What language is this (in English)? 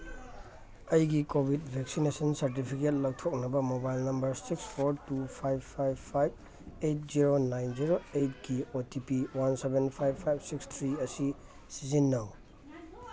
Manipuri